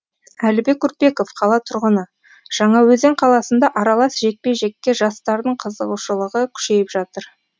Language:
Kazakh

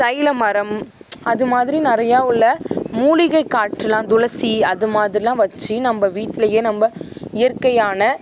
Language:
Tamil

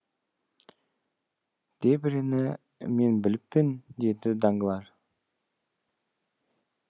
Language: Kazakh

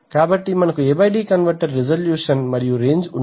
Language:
Telugu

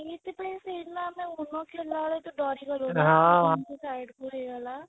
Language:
Odia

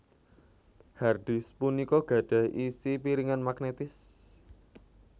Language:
Javanese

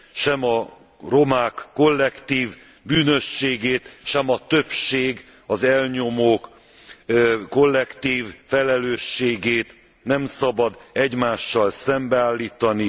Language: Hungarian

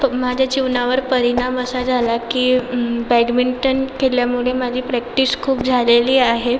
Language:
Marathi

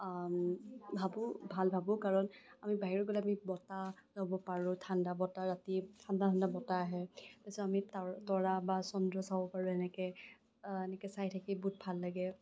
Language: Assamese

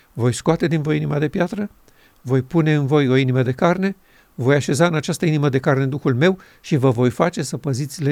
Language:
Romanian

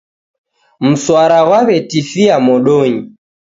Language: Taita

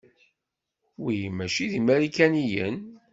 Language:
Kabyle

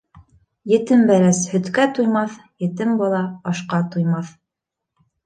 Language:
Bashkir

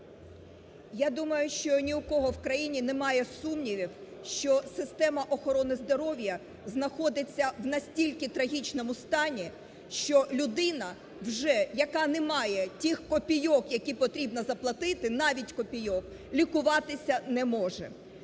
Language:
Ukrainian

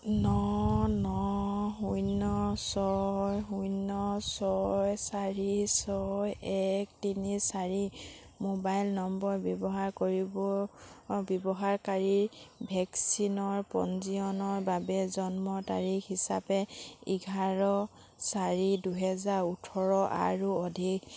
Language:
Assamese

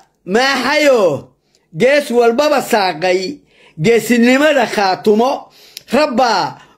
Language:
Arabic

